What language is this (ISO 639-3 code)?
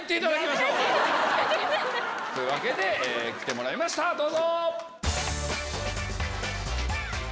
jpn